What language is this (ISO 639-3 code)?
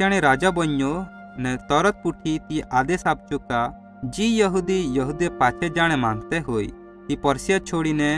guj